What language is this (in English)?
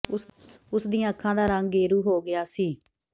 Punjabi